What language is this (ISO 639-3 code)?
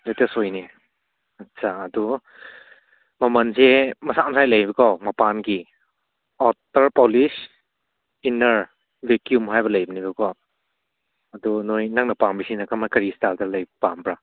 mni